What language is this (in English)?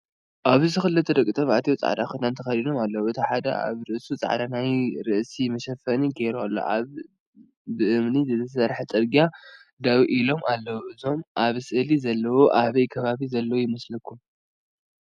Tigrinya